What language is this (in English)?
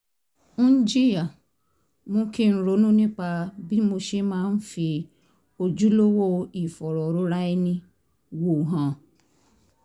Yoruba